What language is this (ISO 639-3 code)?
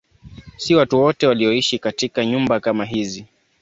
swa